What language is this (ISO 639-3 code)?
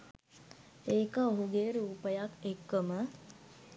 sin